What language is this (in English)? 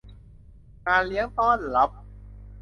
Thai